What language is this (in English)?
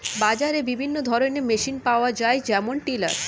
Bangla